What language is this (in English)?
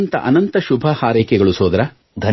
Kannada